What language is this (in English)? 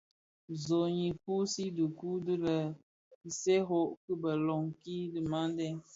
Bafia